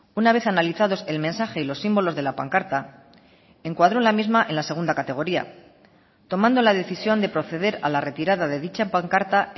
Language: Spanish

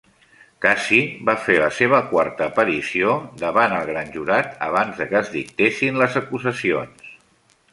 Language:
Catalan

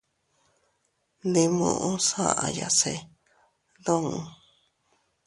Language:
Teutila Cuicatec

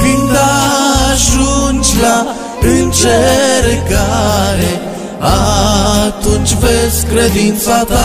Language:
Romanian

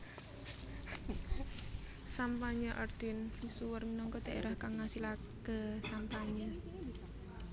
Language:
Javanese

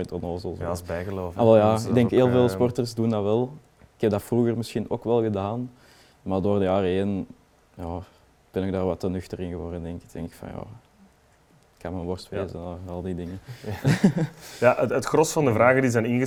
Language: Dutch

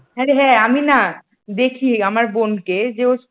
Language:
Bangla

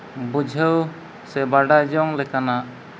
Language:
Santali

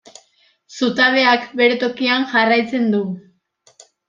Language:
Basque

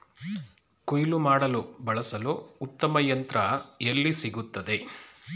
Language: Kannada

